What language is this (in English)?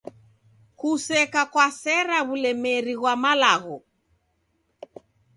Taita